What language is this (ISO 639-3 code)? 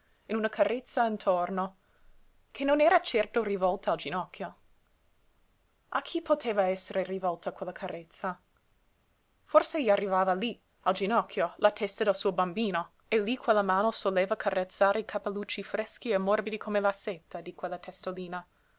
ita